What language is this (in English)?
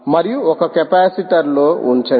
Telugu